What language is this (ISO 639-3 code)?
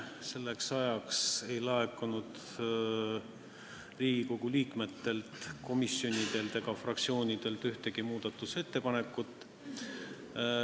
est